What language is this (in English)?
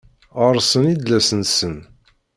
Kabyle